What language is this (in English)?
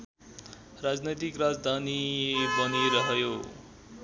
Nepali